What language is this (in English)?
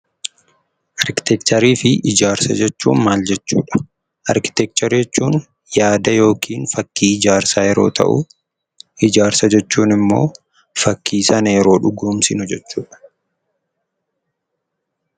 Oromo